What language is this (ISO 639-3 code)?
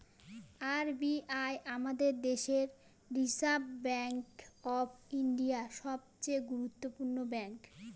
ben